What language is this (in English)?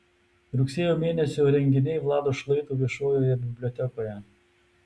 Lithuanian